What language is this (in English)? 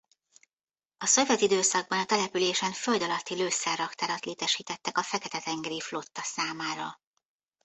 Hungarian